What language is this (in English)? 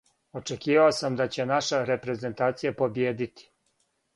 Serbian